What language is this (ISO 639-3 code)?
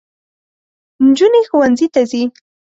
pus